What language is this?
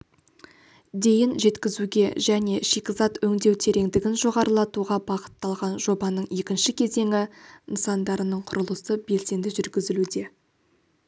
Kazakh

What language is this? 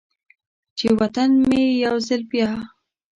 Pashto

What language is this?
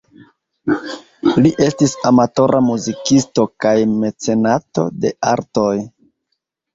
Esperanto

